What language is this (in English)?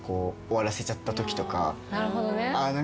Japanese